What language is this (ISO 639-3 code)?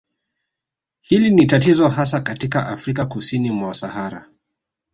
swa